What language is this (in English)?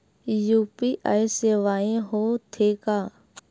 Chhattisgarhi